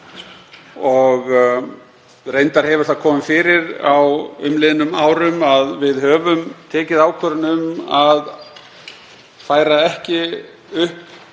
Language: Icelandic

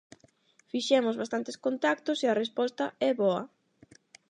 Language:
Galician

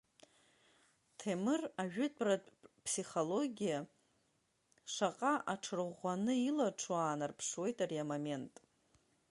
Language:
Abkhazian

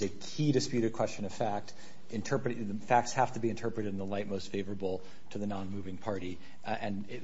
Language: English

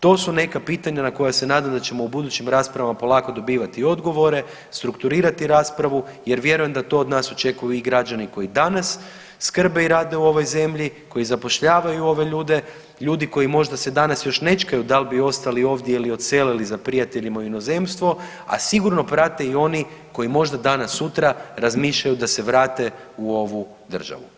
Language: Croatian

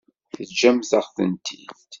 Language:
Kabyle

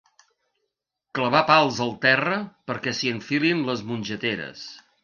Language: Catalan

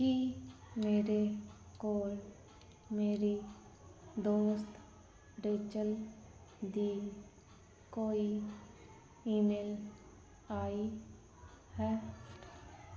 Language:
Punjabi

